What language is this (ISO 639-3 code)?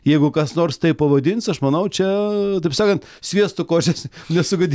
lit